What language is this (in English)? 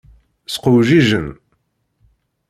Kabyle